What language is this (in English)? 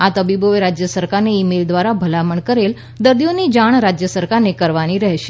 Gujarati